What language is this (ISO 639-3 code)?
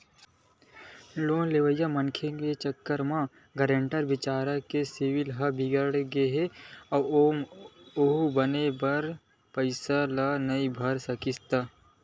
hne